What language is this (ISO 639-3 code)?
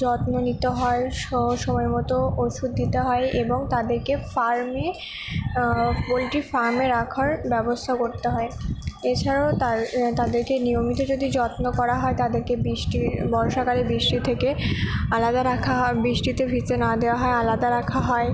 ben